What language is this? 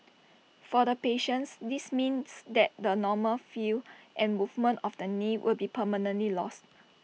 English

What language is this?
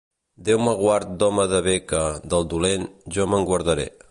Catalan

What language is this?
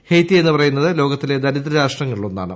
Malayalam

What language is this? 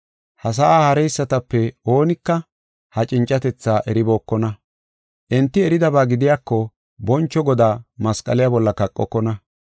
Gofa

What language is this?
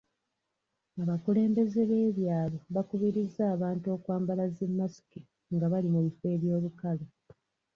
Ganda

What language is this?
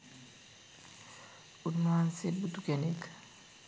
Sinhala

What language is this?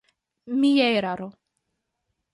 Esperanto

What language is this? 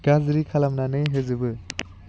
Bodo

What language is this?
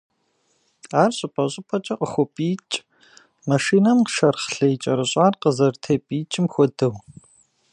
Kabardian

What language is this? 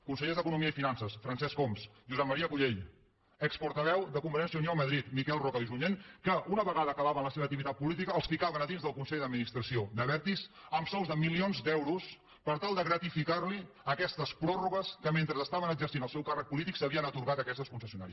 Catalan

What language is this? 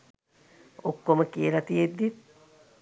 Sinhala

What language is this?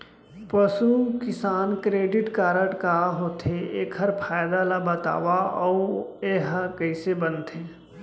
Chhattisgarhi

